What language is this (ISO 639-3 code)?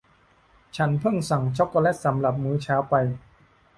tha